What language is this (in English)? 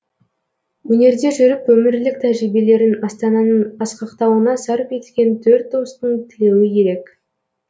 Kazakh